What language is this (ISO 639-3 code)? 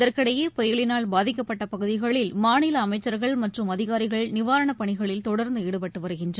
tam